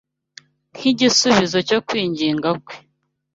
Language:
Kinyarwanda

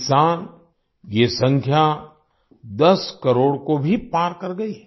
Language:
Hindi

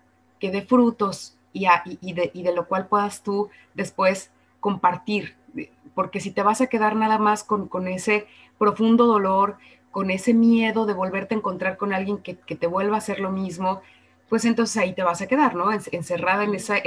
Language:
Spanish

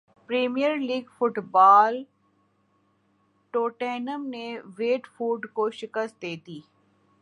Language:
Urdu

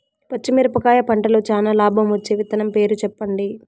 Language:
Telugu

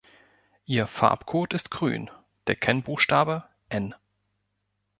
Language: German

